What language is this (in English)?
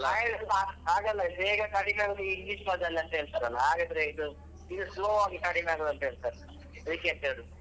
Kannada